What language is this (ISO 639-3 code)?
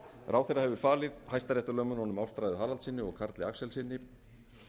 isl